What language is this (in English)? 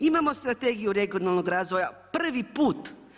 Croatian